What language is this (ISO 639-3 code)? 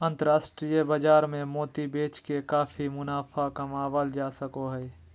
mag